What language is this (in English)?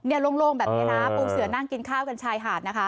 Thai